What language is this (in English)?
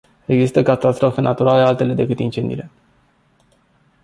Romanian